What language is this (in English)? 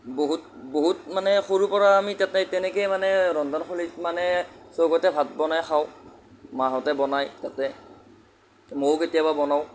Assamese